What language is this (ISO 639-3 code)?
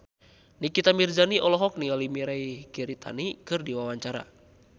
sun